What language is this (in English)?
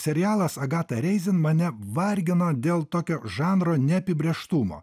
Lithuanian